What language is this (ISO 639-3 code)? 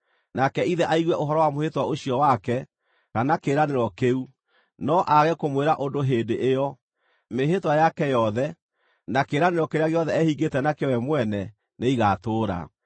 kik